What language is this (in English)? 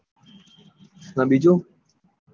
Gujarati